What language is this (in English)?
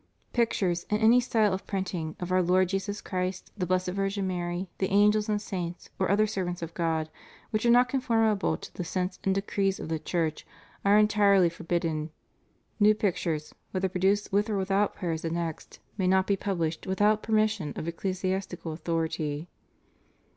English